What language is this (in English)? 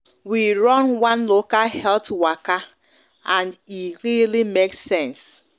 Nigerian Pidgin